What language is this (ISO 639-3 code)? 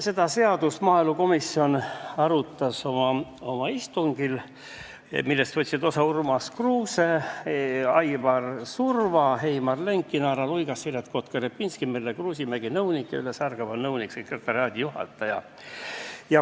est